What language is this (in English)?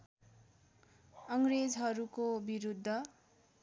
Nepali